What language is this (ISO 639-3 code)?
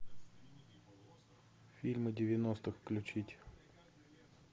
rus